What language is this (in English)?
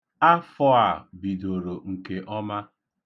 Igbo